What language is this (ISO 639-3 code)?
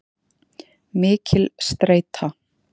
isl